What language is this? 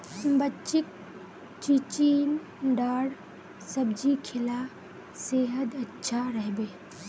Magahi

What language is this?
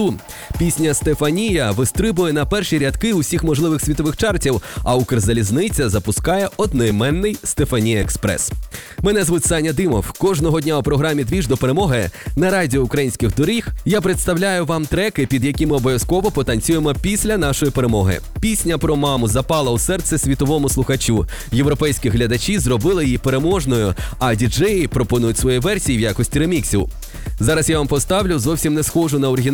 Ukrainian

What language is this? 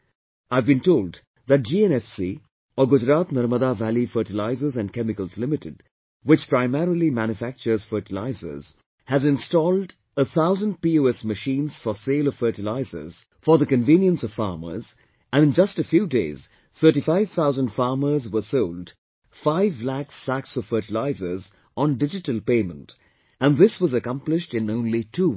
English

